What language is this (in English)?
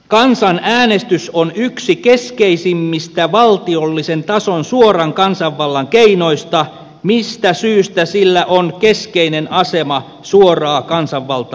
Finnish